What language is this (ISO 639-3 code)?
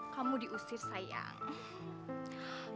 ind